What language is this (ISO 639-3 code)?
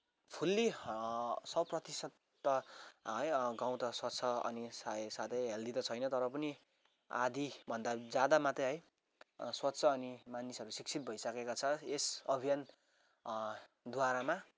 nep